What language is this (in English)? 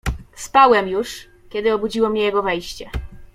Polish